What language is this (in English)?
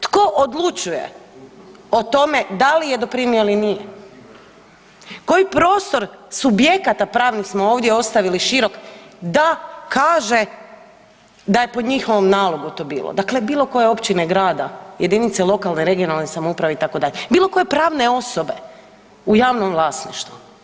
Croatian